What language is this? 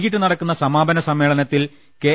Malayalam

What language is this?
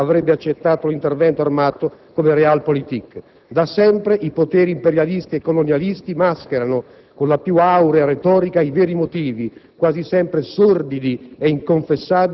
Italian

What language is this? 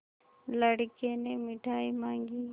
Hindi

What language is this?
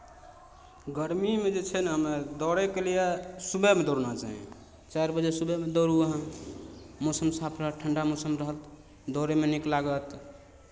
Maithili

